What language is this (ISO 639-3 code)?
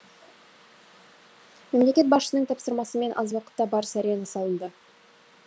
kaz